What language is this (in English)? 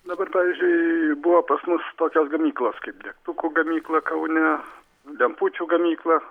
Lithuanian